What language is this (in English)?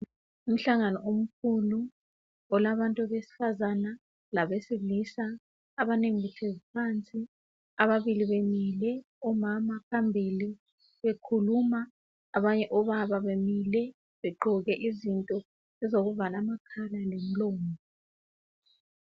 North Ndebele